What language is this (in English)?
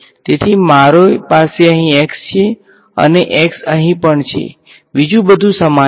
Gujarati